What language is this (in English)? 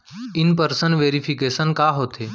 Chhattisgarhi